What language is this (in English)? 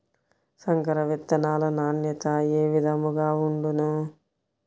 Telugu